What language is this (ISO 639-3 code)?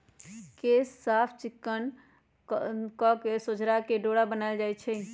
mag